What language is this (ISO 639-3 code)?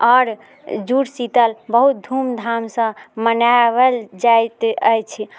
mai